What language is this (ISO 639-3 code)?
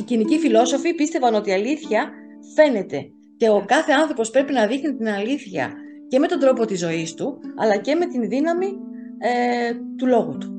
ell